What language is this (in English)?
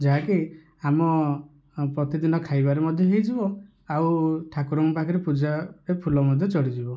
Odia